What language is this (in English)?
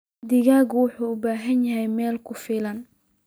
Somali